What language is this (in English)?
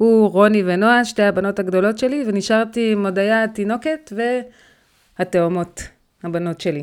Hebrew